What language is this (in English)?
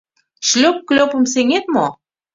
Mari